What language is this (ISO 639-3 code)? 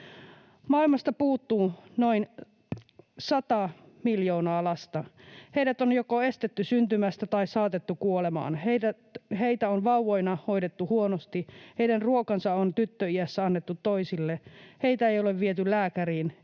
fin